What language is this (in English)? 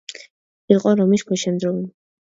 Georgian